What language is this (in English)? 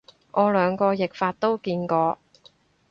Cantonese